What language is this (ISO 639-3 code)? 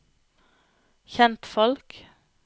nor